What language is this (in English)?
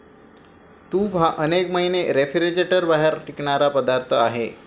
Marathi